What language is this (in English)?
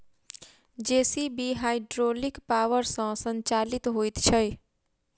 Maithili